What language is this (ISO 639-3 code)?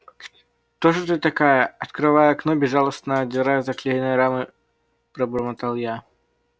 rus